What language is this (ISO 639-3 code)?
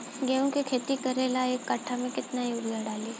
bho